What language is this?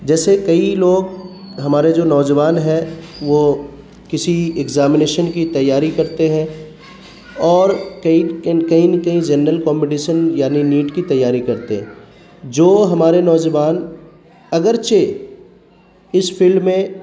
Urdu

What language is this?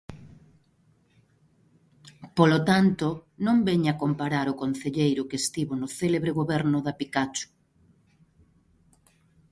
Galician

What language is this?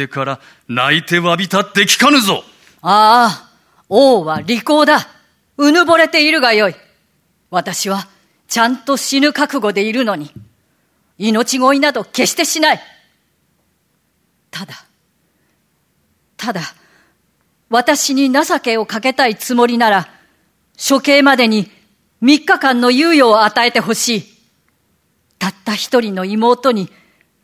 Japanese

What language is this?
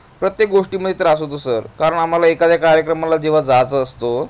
Marathi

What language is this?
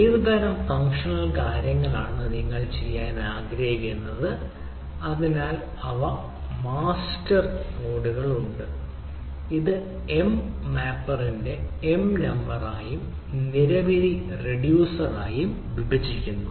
Malayalam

